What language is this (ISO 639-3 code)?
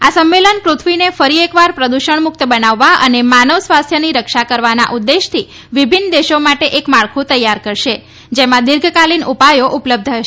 guj